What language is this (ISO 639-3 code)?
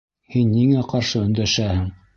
bak